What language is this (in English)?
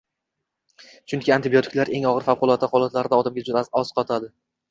Uzbek